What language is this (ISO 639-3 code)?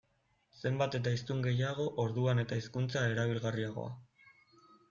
eus